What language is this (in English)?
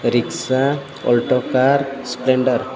Gujarati